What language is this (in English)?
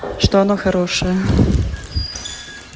Russian